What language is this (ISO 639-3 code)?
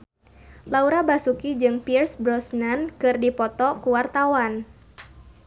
sun